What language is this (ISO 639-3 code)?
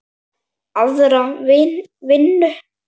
isl